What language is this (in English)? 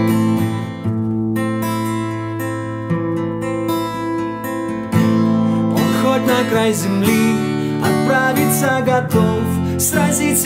Russian